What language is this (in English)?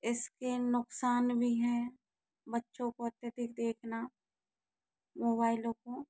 Hindi